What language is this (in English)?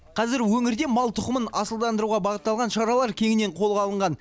Kazakh